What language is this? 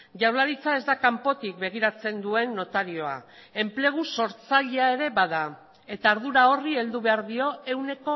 Basque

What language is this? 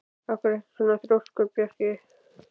Icelandic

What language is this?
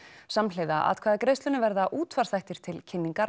Icelandic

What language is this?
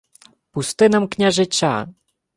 Ukrainian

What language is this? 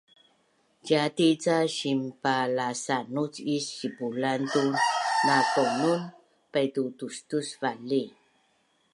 Bunun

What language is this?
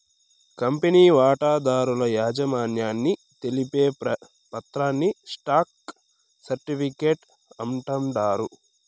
Telugu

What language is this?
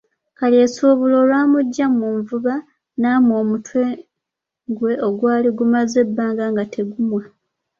Ganda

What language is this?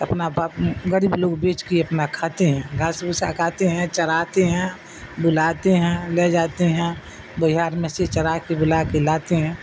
Urdu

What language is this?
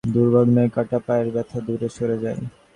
Bangla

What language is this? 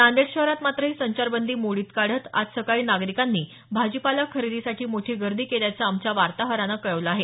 Marathi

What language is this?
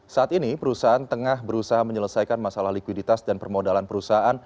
Indonesian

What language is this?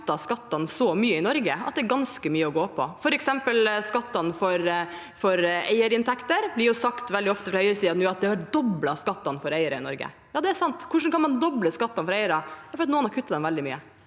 Norwegian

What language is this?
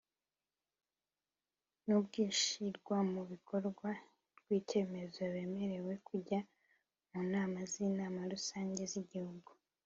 Kinyarwanda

